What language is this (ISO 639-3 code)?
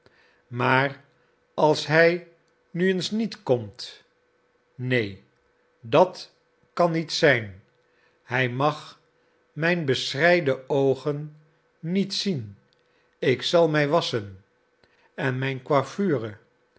nld